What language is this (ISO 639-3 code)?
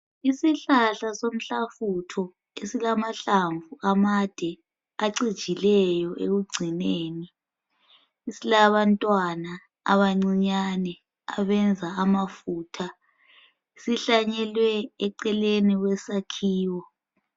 nde